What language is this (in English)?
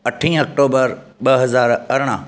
Sindhi